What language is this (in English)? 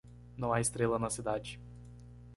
Portuguese